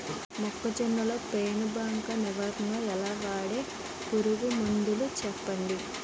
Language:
Telugu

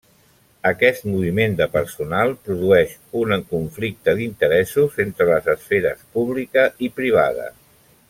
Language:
Catalan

